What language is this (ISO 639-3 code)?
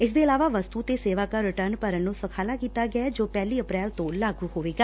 pan